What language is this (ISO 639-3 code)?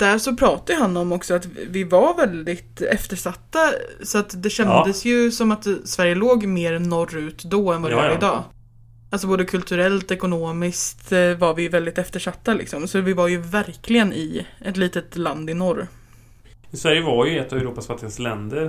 swe